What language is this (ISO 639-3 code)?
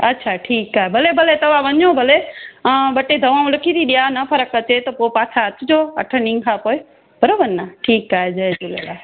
snd